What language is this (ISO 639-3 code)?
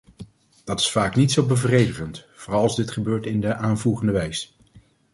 nld